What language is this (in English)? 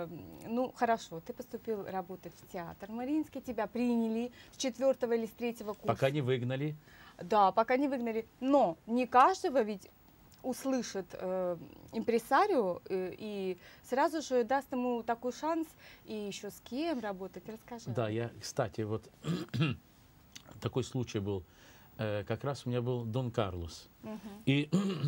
Russian